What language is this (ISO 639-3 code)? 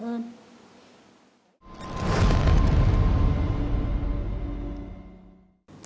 vie